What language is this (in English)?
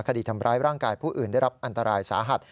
Thai